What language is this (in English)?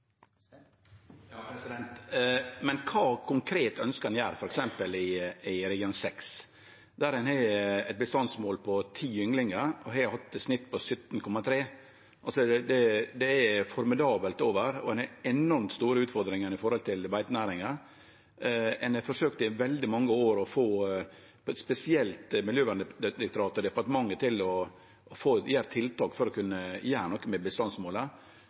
Norwegian Nynorsk